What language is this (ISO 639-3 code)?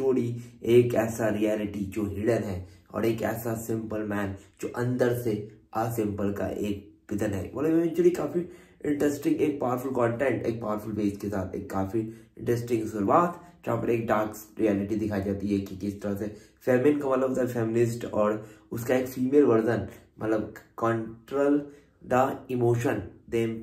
hin